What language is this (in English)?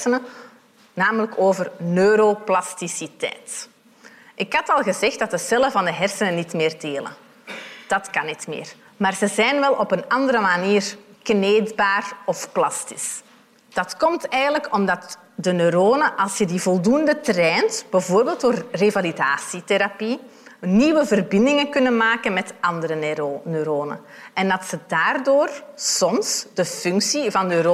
Dutch